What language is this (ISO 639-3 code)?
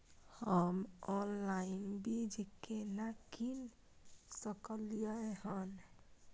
mai